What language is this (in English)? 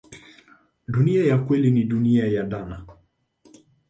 Swahili